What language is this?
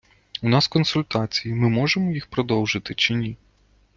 Ukrainian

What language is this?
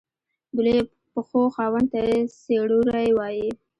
Pashto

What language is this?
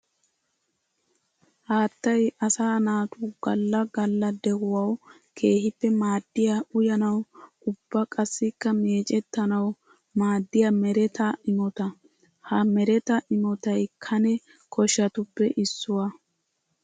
Wolaytta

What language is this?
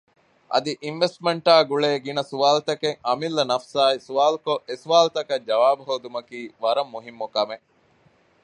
Divehi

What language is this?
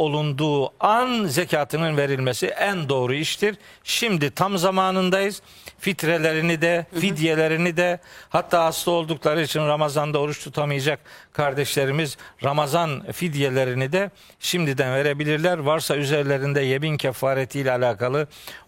Turkish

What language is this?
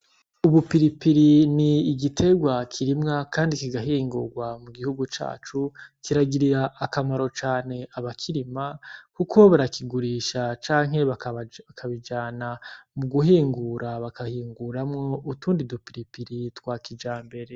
Rundi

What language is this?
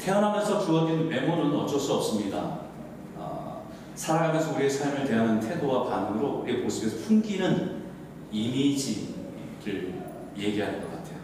Korean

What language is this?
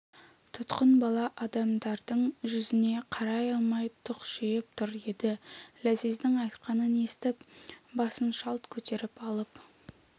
Kazakh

